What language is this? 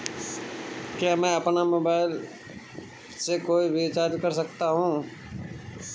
Hindi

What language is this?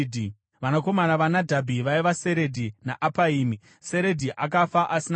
Shona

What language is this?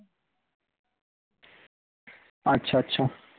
Bangla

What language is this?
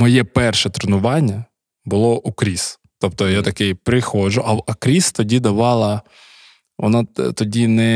Ukrainian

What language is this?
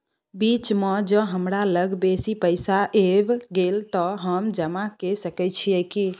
Maithili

